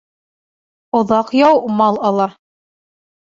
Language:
Bashkir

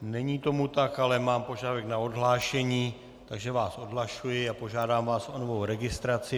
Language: Czech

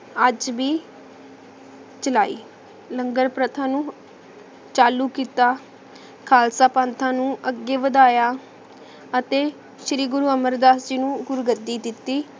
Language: Punjabi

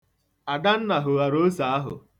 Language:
Igbo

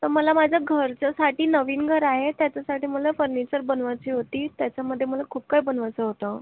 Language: Marathi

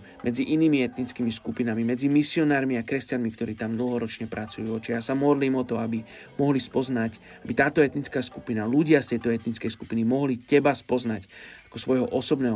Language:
Slovak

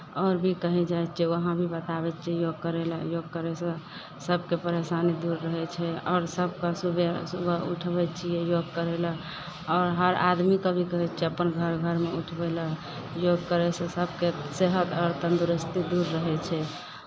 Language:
Maithili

